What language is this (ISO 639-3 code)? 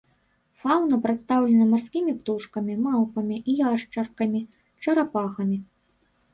bel